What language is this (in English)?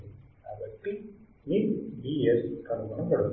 Telugu